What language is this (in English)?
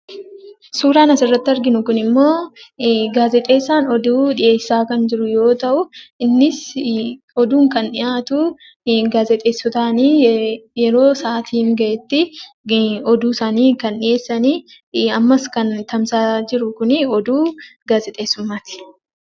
Oromo